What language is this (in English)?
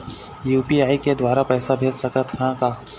Chhattisgarhi